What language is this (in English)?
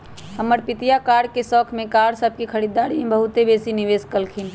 Magahi